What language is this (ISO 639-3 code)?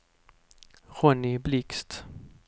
swe